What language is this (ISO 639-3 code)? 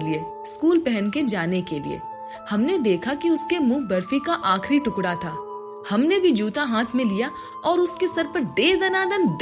hin